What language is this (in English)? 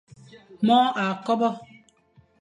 Fang